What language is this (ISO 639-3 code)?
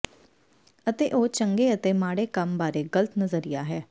pan